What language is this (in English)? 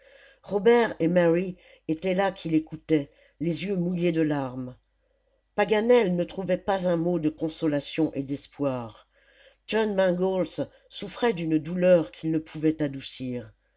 French